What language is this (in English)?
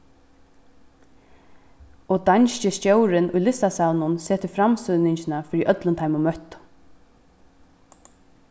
Faroese